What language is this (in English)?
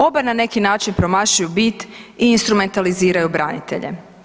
Croatian